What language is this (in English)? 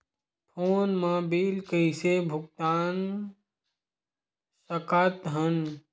Chhattisgarhi